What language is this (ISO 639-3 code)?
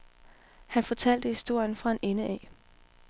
dan